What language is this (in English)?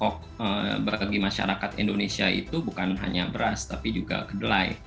Indonesian